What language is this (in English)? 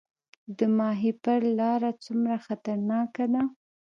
Pashto